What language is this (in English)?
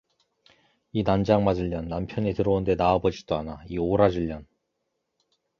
Korean